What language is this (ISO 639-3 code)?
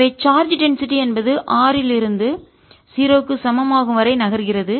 tam